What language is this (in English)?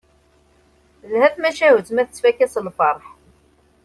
Kabyle